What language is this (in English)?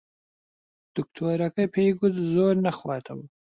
Central Kurdish